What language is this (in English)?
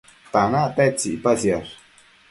Matsés